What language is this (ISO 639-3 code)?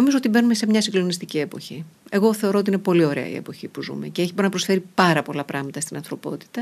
ell